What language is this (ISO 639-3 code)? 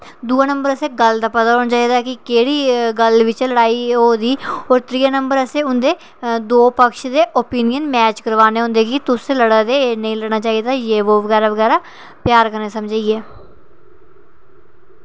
doi